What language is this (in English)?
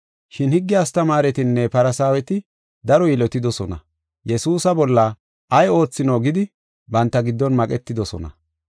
Gofa